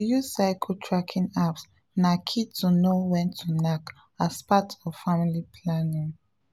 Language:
Nigerian Pidgin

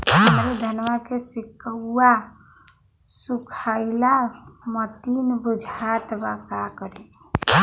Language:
Bhojpuri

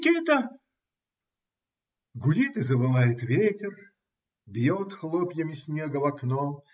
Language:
Russian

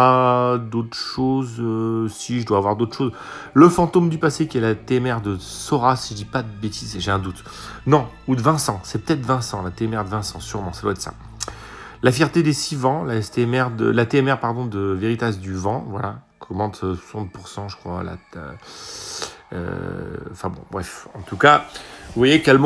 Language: French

